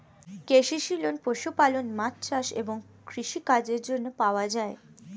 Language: Bangla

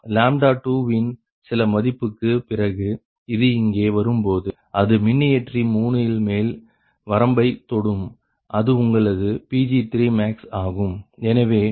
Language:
Tamil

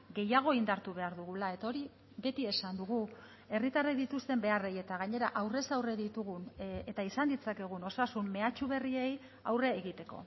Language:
Basque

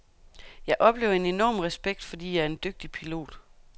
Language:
Danish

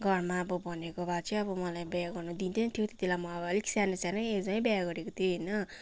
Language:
Nepali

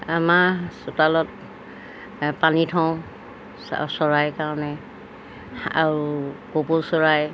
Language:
Assamese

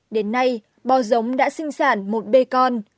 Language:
Vietnamese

